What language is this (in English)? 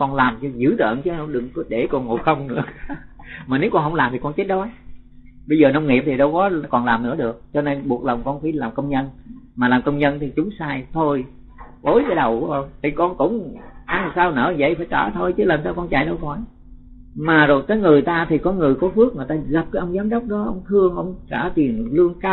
Vietnamese